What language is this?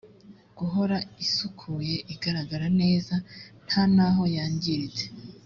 Kinyarwanda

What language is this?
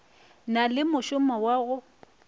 Northern Sotho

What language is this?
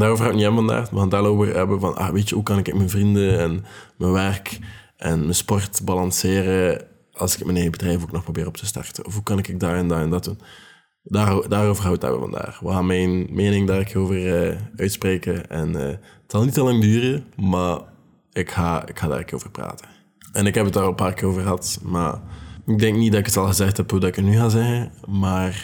Dutch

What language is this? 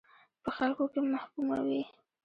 Pashto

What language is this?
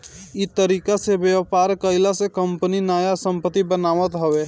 Bhojpuri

